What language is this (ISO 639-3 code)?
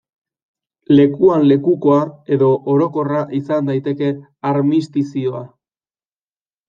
eus